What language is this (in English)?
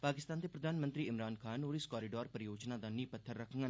Dogri